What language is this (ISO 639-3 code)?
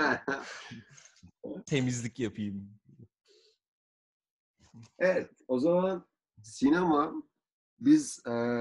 tur